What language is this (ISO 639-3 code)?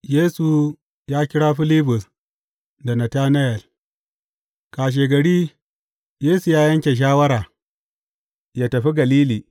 hau